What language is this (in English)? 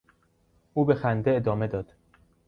Persian